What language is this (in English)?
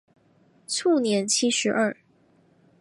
Chinese